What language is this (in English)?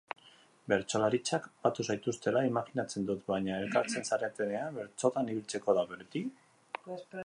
Basque